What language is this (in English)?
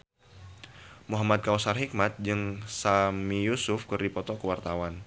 Sundanese